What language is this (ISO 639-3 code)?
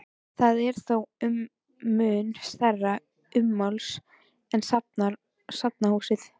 isl